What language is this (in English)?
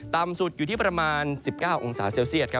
Thai